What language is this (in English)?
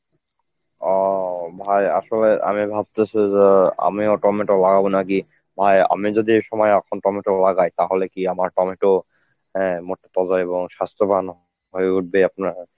Bangla